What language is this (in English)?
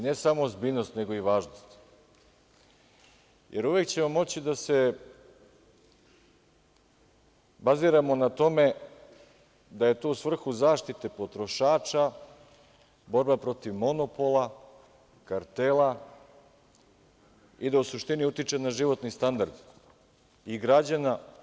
Serbian